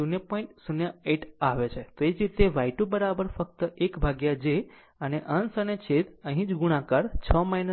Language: Gujarati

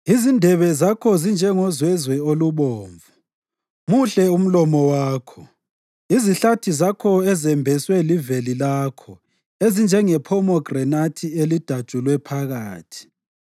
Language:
North Ndebele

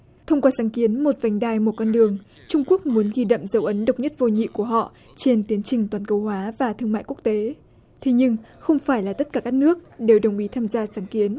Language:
Vietnamese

